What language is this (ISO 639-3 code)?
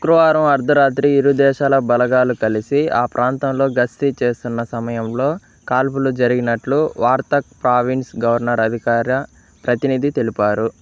tel